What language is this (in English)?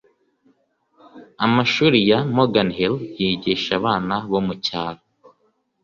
Kinyarwanda